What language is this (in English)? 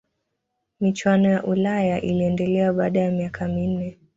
Swahili